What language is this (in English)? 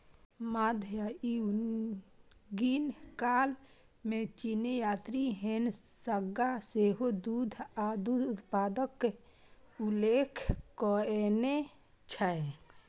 Maithili